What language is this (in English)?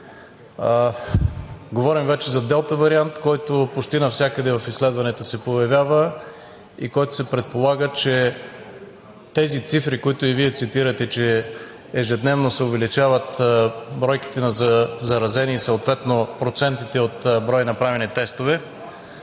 Bulgarian